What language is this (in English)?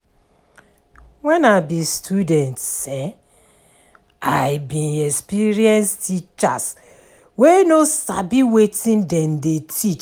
Nigerian Pidgin